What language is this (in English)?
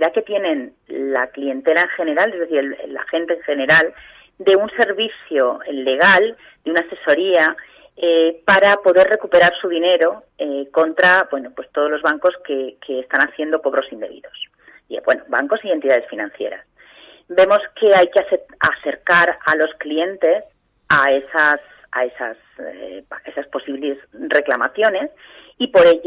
Spanish